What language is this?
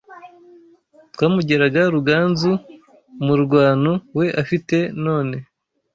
Kinyarwanda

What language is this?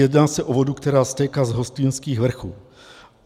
Czech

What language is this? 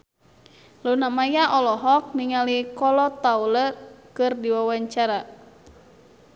Sundanese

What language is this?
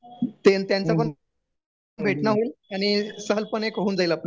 Marathi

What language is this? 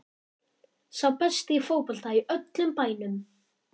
Icelandic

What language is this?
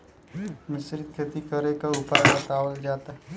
Bhojpuri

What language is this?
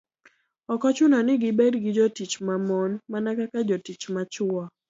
Luo (Kenya and Tanzania)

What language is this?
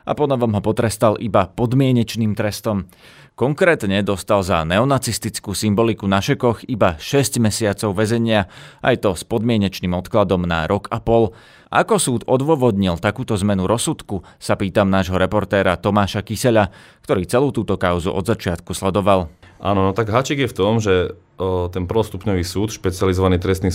Slovak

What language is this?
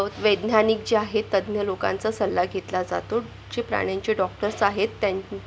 Marathi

